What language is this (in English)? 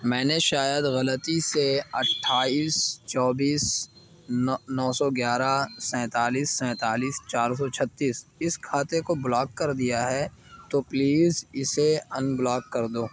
Urdu